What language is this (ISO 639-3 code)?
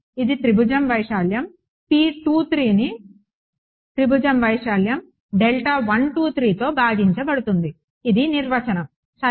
tel